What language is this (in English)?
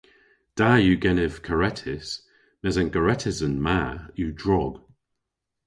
Cornish